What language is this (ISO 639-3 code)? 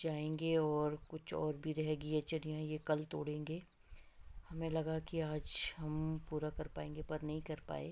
hin